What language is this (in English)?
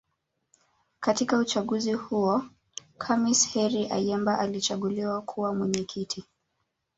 Swahili